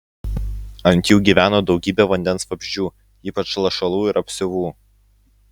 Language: Lithuanian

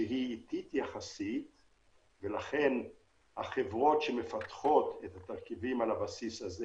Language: Hebrew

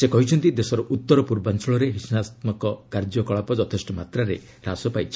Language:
Odia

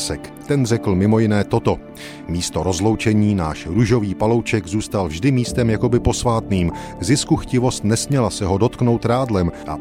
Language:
Czech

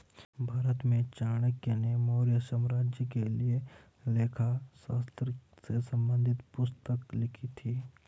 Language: Hindi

